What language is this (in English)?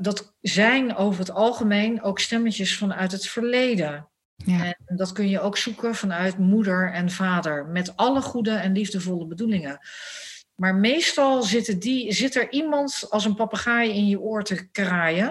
Dutch